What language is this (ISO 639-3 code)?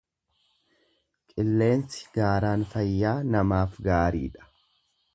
orm